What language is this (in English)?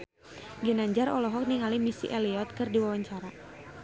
Sundanese